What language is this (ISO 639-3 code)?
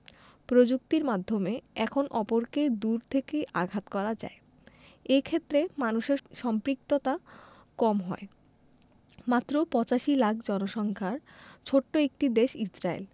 ben